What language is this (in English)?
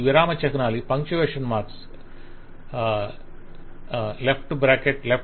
Telugu